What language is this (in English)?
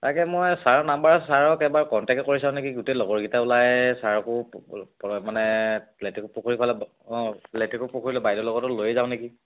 Assamese